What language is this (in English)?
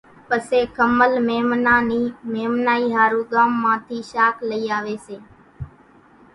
Kachi Koli